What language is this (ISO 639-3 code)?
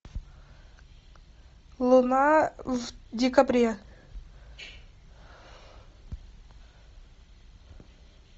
rus